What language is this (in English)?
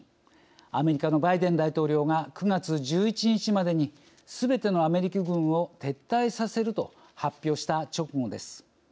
Japanese